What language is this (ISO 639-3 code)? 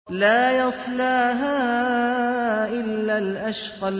ara